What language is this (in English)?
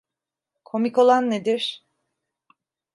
Turkish